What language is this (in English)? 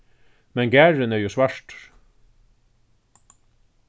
Faroese